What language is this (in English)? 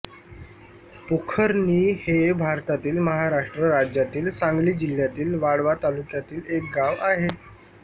Marathi